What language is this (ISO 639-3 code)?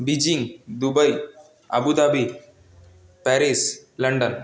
mar